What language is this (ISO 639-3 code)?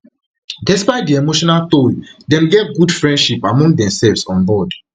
pcm